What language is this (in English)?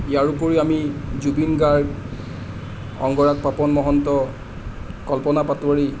Assamese